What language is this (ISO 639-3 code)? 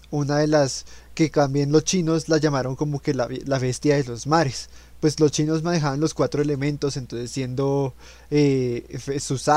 spa